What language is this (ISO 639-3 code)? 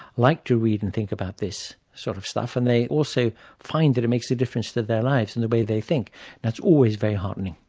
eng